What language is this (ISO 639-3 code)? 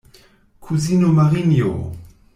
epo